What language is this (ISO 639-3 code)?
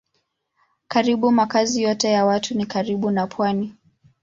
swa